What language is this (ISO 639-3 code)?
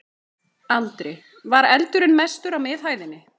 isl